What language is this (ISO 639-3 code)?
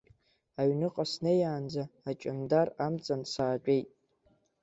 abk